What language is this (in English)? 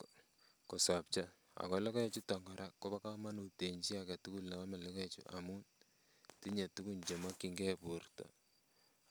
Kalenjin